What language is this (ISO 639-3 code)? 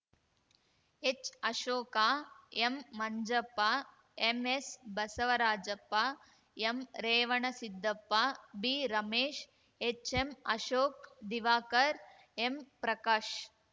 kan